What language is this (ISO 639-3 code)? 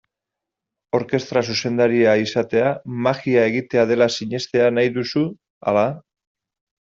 eus